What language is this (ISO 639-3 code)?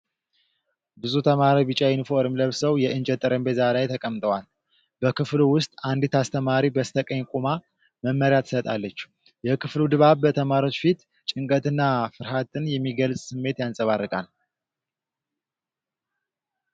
amh